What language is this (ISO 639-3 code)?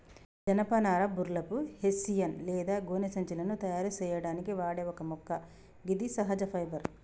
tel